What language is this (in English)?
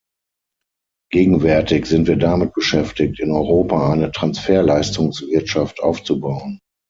German